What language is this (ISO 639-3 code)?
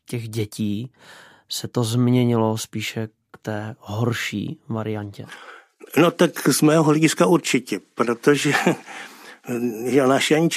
ces